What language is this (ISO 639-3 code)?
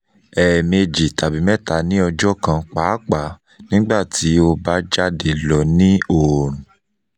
yor